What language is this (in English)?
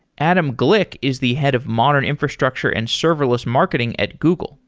English